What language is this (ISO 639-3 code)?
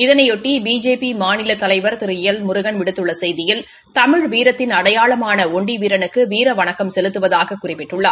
tam